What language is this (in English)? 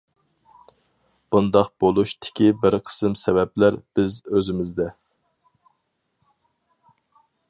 Uyghur